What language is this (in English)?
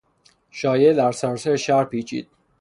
Persian